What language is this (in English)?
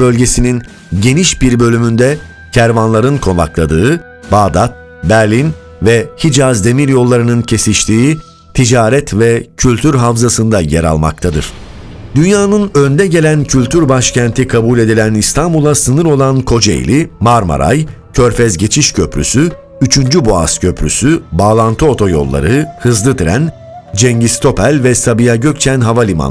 Turkish